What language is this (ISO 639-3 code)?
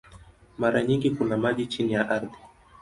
swa